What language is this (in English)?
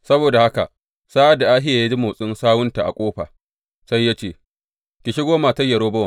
Hausa